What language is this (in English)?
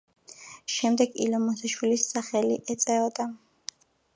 Georgian